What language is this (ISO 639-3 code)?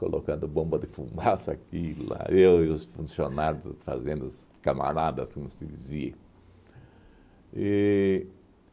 por